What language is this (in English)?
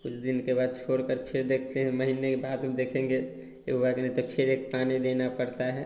Hindi